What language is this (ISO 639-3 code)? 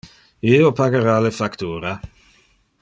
ina